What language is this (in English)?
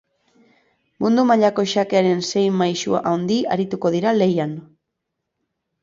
Basque